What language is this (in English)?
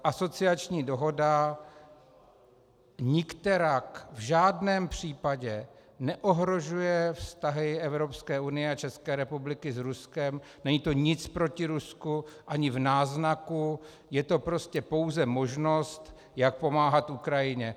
Czech